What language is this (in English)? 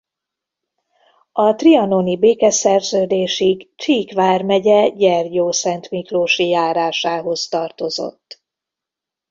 Hungarian